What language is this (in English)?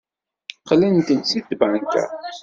Kabyle